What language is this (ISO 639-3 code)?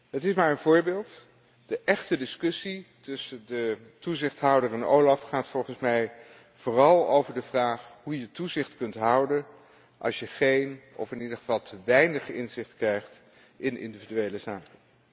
nld